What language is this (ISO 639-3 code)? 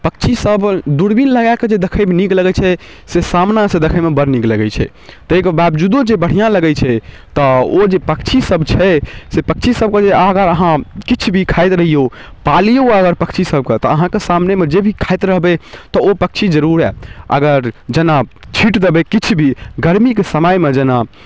mai